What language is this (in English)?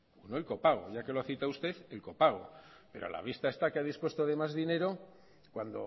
Spanish